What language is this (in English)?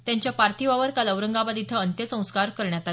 Marathi